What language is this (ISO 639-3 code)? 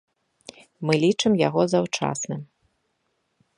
bel